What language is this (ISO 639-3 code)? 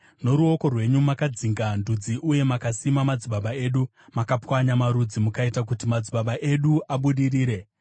sna